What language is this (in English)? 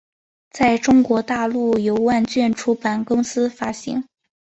Chinese